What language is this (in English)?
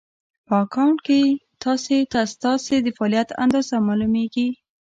Pashto